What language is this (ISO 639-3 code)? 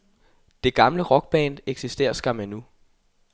dan